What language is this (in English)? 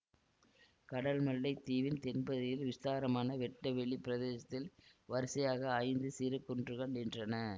Tamil